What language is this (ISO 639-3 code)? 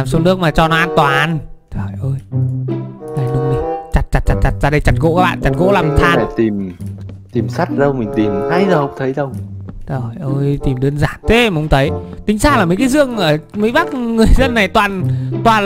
vie